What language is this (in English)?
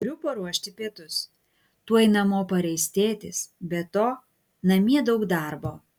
Lithuanian